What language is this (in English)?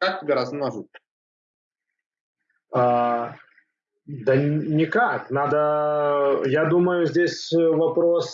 Russian